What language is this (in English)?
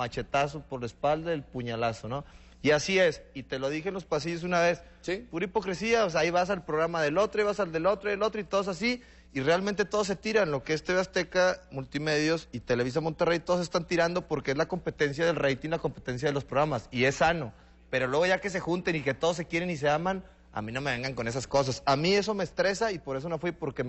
Spanish